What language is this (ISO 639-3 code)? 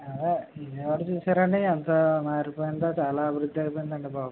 tel